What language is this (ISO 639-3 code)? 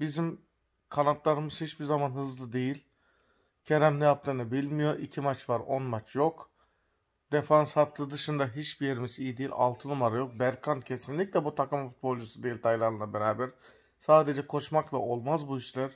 tur